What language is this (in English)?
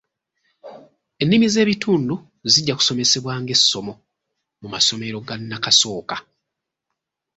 Ganda